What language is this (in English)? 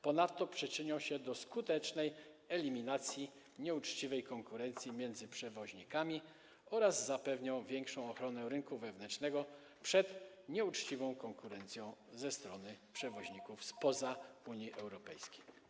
Polish